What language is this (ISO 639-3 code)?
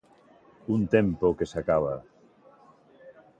glg